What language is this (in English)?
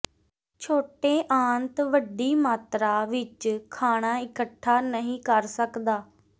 Punjabi